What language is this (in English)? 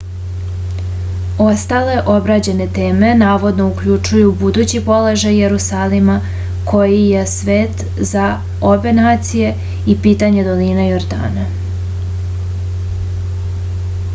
Serbian